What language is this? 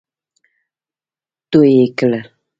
Pashto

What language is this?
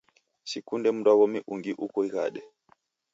Taita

